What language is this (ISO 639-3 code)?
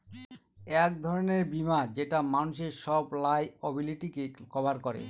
ben